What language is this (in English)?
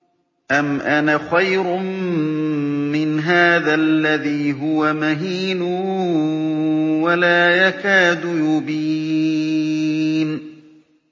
Arabic